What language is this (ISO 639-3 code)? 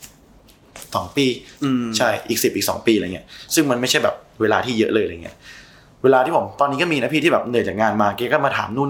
tha